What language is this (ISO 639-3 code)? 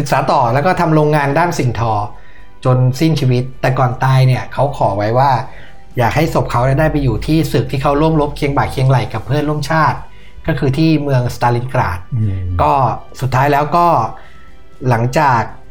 tha